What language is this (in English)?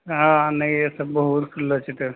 Maithili